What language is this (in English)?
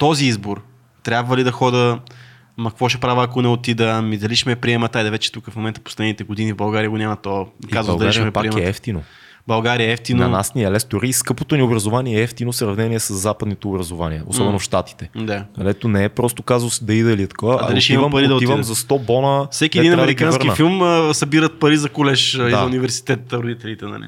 Bulgarian